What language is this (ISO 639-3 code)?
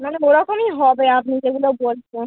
ben